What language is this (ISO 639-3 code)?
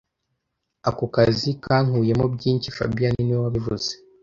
kin